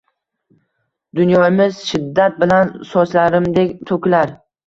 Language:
Uzbek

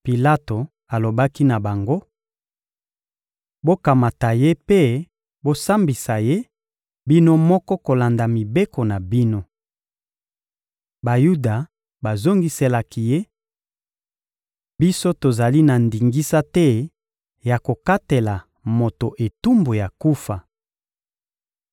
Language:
Lingala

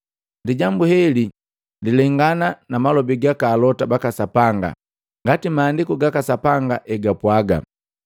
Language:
Matengo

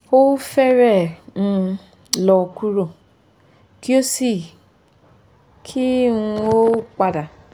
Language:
Yoruba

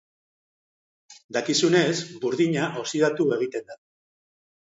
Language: Basque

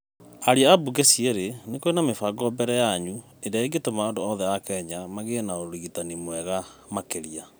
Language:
Kikuyu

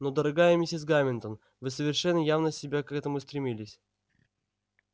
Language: Russian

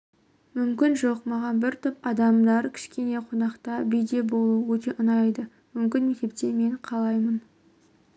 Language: Kazakh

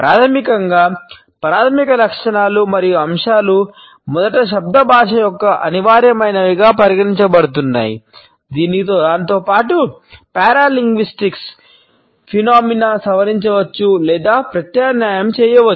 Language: Telugu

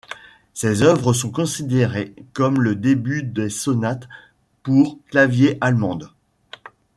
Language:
French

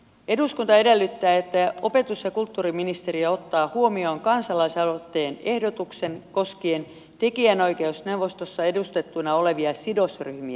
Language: Finnish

